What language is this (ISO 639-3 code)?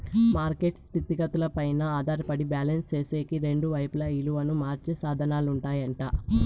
tel